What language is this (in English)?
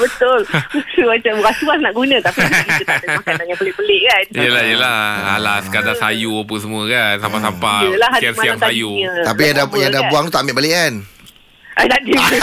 Malay